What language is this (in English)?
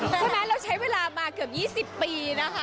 Thai